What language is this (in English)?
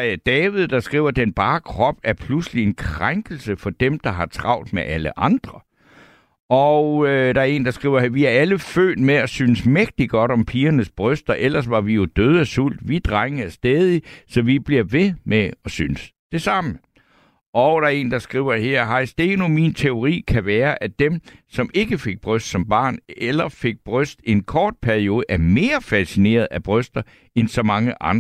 Danish